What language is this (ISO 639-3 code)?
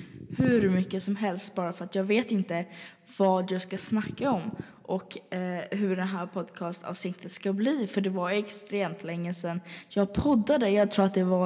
swe